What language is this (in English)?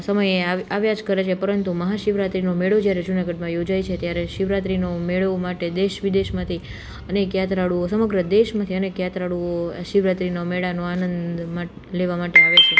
Gujarati